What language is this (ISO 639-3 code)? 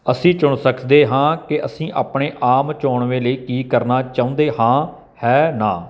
pan